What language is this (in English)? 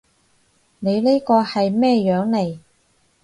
Cantonese